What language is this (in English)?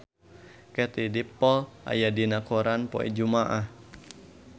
Sundanese